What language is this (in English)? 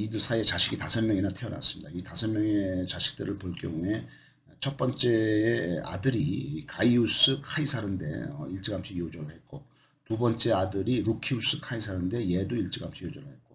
Korean